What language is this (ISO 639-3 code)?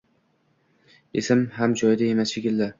uzb